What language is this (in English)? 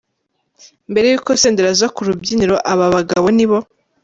Kinyarwanda